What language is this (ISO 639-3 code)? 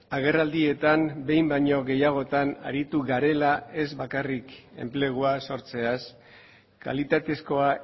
eus